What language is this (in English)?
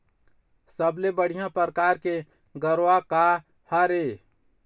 Chhattisgarhi